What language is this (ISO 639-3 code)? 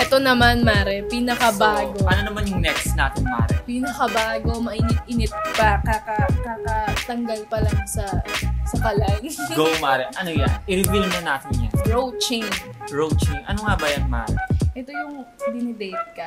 fil